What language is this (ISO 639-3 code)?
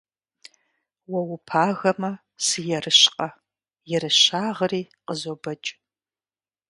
kbd